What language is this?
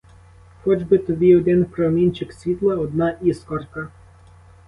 Ukrainian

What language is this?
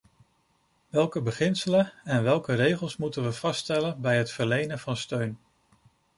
Dutch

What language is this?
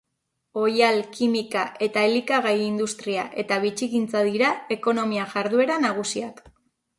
Basque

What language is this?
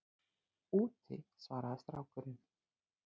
Icelandic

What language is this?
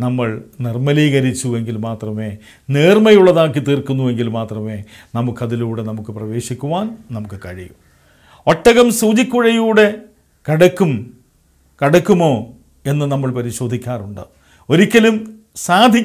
Turkish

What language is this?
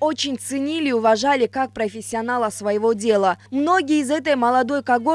Russian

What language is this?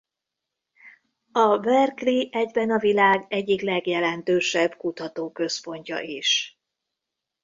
Hungarian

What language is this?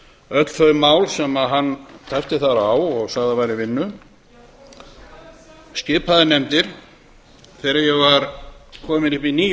Icelandic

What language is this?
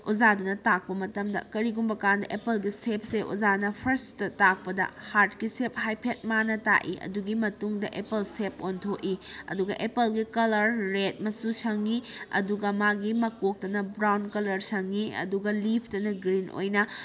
Manipuri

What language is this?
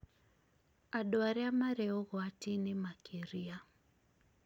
Kikuyu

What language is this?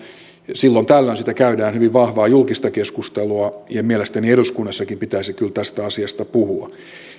Finnish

